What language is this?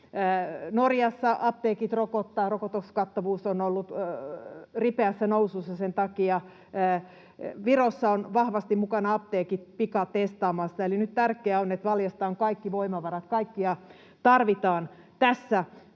Finnish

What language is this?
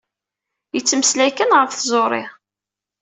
Kabyle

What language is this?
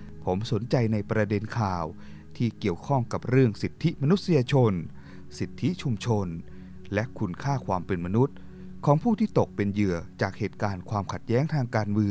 Thai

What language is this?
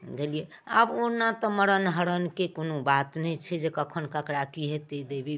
Maithili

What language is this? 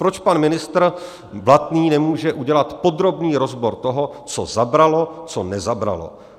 Czech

